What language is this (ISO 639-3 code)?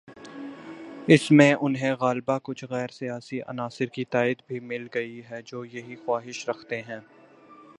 urd